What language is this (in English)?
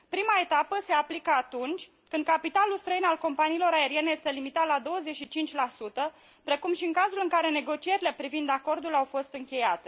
Romanian